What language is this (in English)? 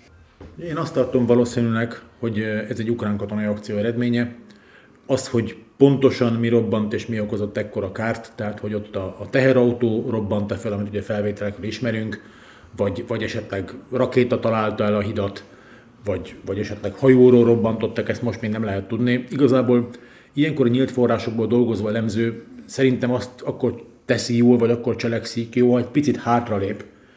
Hungarian